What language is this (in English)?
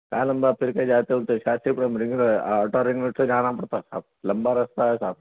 Urdu